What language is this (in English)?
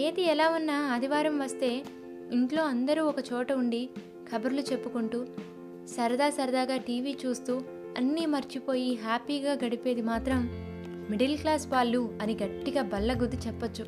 Telugu